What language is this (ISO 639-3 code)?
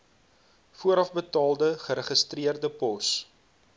afr